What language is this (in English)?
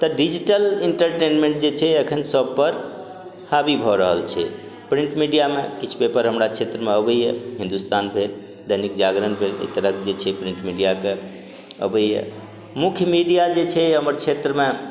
Maithili